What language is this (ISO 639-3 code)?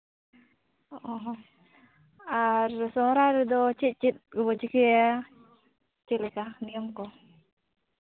sat